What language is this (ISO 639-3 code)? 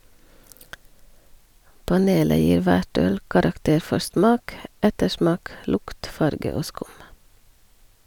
nor